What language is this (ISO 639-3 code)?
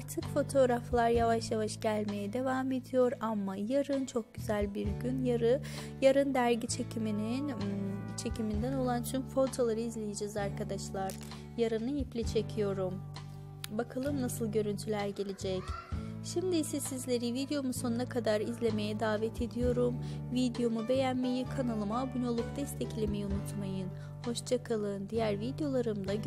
tur